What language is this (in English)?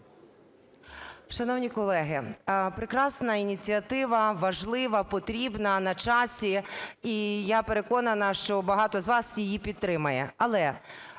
Ukrainian